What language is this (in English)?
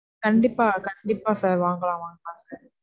Tamil